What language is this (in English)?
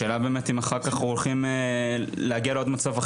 Hebrew